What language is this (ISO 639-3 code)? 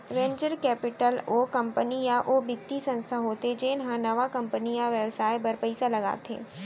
hne